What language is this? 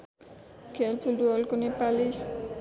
Nepali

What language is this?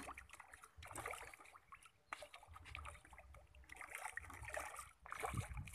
Indonesian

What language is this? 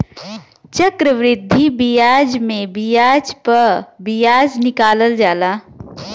Bhojpuri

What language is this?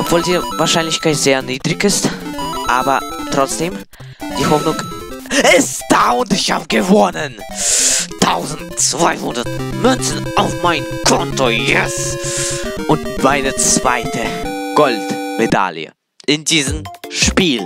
German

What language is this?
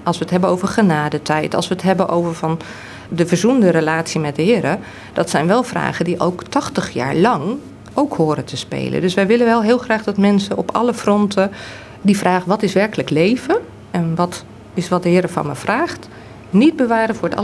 Dutch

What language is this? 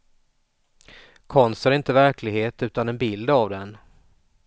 Swedish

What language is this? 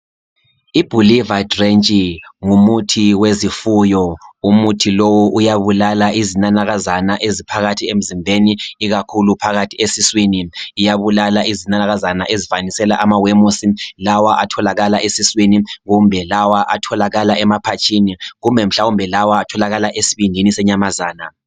North Ndebele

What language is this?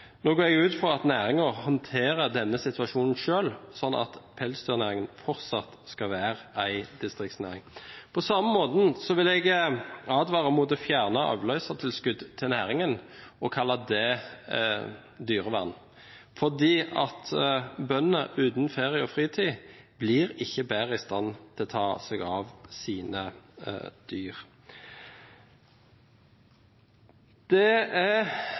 Norwegian Bokmål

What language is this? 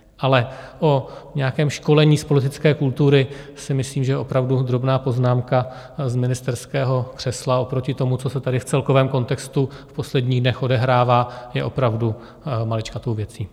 Czech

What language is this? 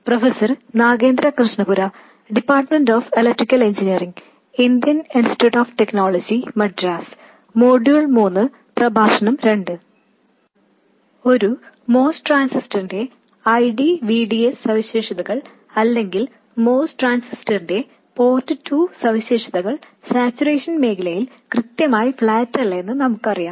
Malayalam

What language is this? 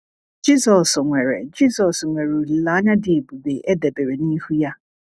Igbo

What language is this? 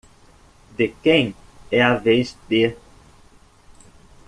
Portuguese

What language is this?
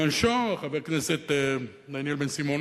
Hebrew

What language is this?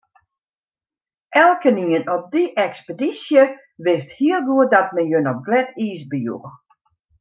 Western Frisian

